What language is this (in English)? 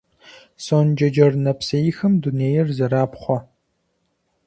Kabardian